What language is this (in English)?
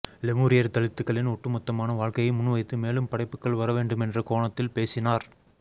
Tamil